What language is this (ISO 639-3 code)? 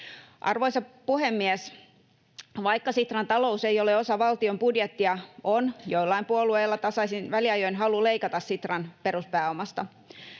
fin